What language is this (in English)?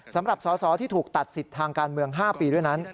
Thai